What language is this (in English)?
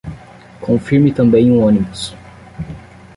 Portuguese